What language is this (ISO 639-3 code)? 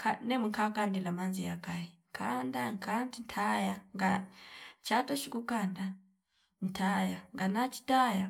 fip